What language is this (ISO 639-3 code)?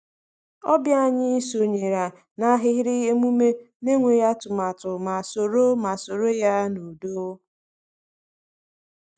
ibo